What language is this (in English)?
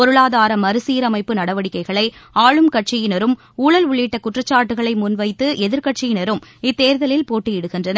Tamil